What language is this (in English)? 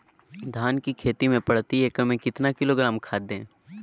Magahi